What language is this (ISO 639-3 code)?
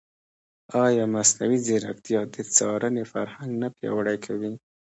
pus